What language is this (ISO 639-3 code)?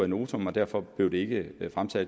dan